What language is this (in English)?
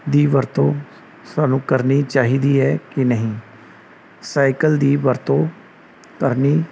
Punjabi